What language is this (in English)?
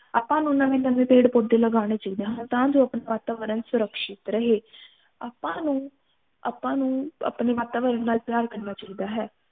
Punjabi